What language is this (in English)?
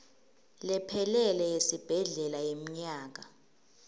Swati